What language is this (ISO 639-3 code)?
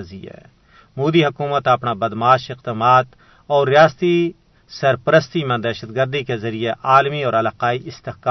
urd